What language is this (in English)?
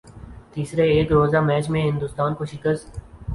Urdu